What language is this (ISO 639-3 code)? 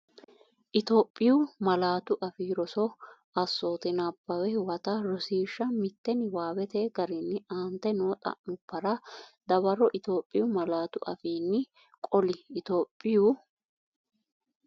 sid